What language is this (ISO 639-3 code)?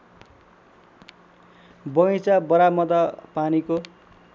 nep